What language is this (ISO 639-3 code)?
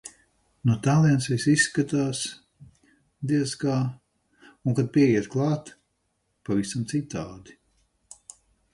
lav